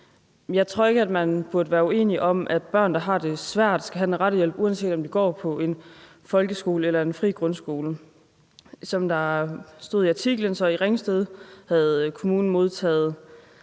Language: Danish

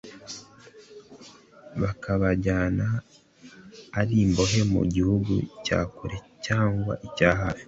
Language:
Kinyarwanda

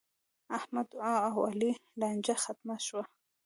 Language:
Pashto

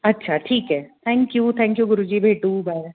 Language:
Marathi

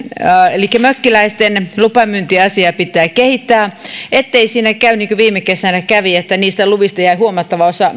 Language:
Finnish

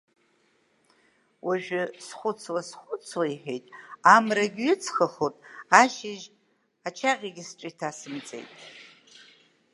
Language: Abkhazian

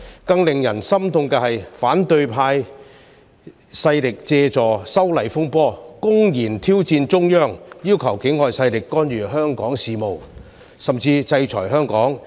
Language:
Cantonese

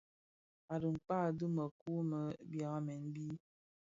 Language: Bafia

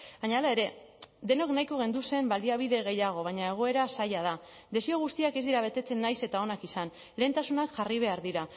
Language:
Basque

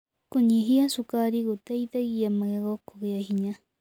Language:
Kikuyu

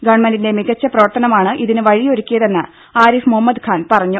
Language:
Malayalam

